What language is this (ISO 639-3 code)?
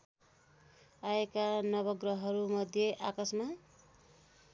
nep